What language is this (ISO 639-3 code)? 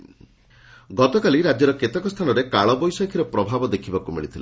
ori